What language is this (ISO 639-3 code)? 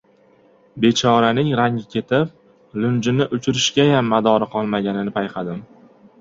uzb